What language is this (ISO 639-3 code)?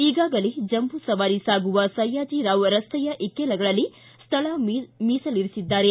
kan